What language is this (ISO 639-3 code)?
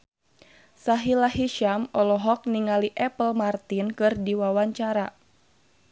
sun